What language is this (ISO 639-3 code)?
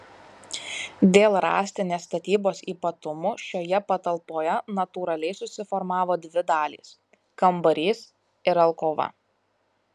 lit